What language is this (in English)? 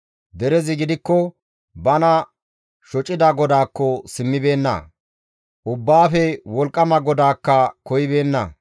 Gamo